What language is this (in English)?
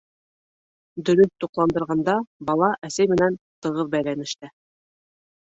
Bashkir